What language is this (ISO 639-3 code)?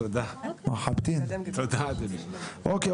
heb